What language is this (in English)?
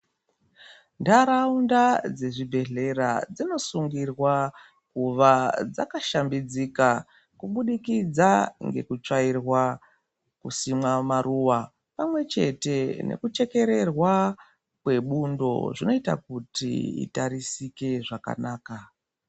Ndau